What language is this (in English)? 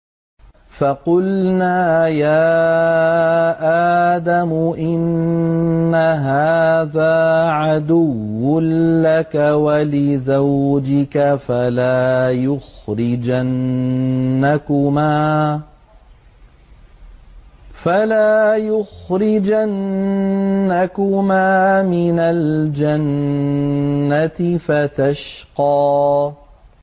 Arabic